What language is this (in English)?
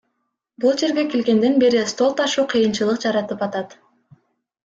Kyrgyz